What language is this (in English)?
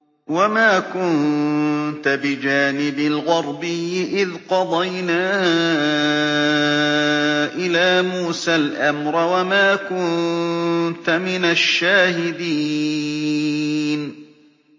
Arabic